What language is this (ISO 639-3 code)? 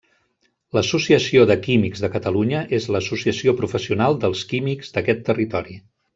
cat